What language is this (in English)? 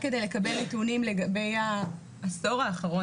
Hebrew